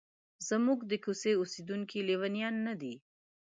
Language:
Pashto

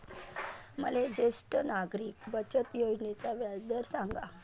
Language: Marathi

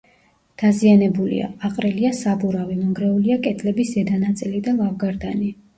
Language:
Georgian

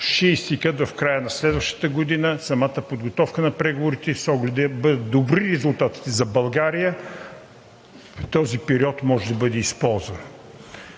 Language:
Bulgarian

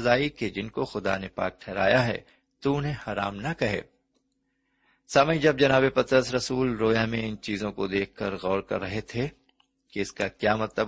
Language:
Urdu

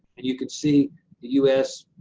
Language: English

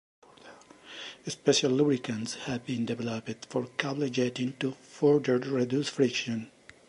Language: English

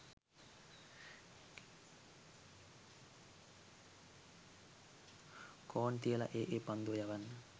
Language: Sinhala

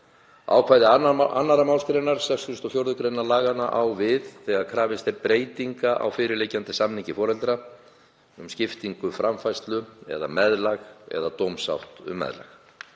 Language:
Icelandic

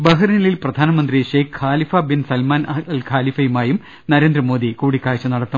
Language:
Malayalam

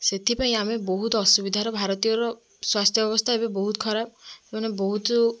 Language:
Odia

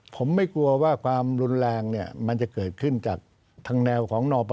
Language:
Thai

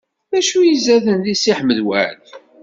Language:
Kabyle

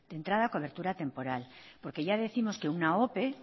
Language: Spanish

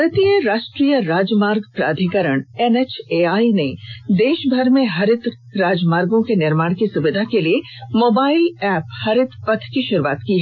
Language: Hindi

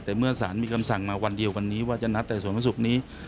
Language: Thai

